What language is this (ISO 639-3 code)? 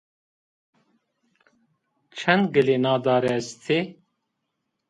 zza